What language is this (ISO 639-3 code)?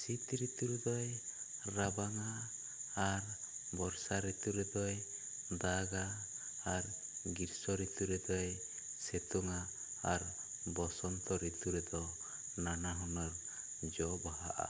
sat